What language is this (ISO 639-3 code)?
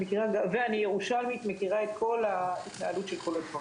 heb